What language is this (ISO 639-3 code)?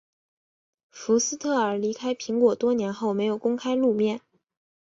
zho